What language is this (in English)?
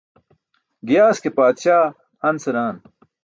Burushaski